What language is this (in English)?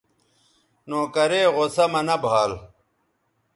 Bateri